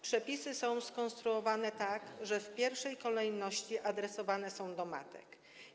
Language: Polish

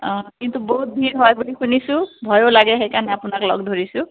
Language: Assamese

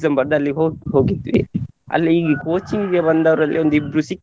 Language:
Kannada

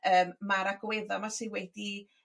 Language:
Welsh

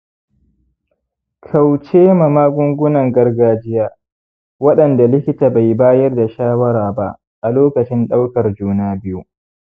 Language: Hausa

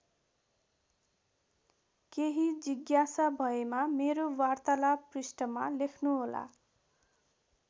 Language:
Nepali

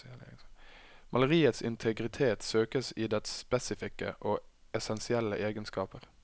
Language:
Norwegian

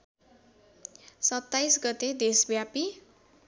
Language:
Nepali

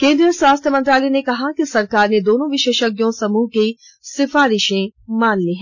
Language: Hindi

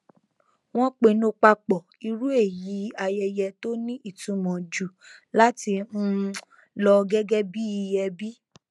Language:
Yoruba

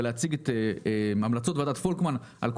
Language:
Hebrew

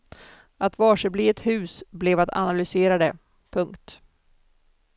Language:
Swedish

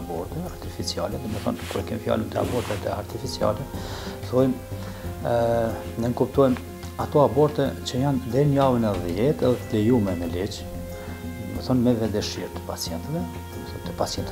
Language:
Romanian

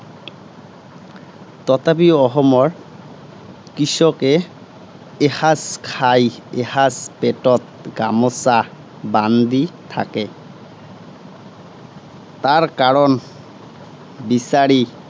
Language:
Assamese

